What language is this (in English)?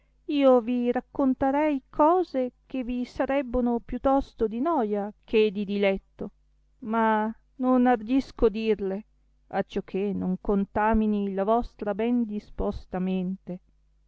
Italian